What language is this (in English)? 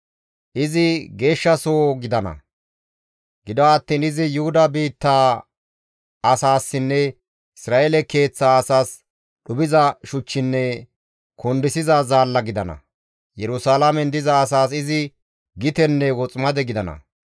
Gamo